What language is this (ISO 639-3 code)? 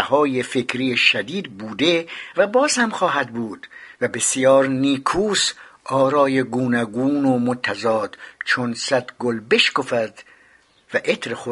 fas